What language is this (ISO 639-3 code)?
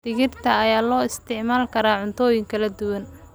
som